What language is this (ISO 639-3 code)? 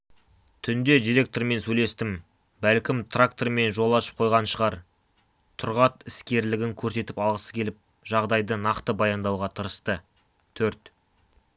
kaz